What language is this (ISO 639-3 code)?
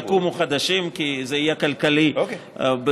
heb